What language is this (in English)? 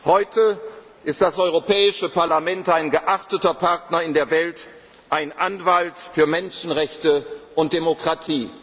German